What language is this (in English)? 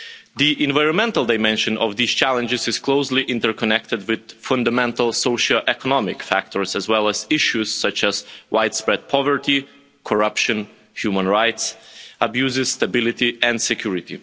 English